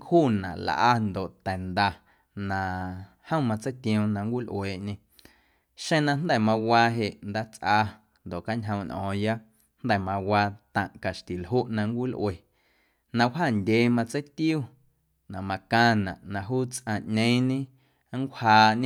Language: Guerrero Amuzgo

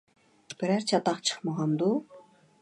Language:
Uyghur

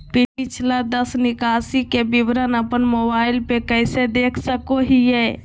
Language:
Magahi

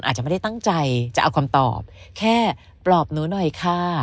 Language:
Thai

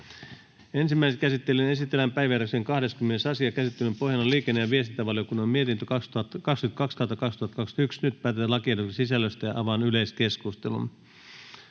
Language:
Finnish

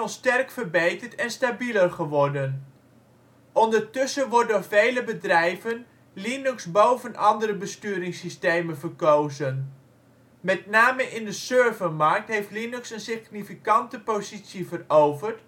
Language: Dutch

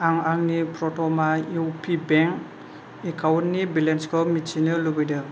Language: Bodo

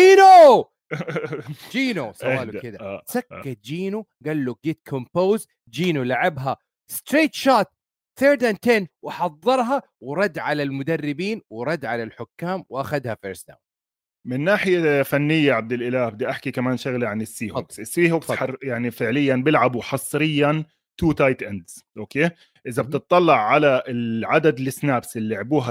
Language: Arabic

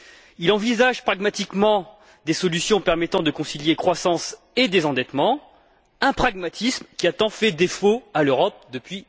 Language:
French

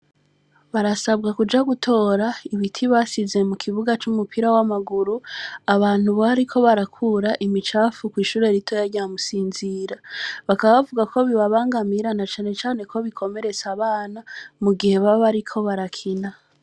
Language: Rundi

